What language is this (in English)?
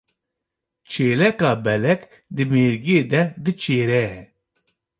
Kurdish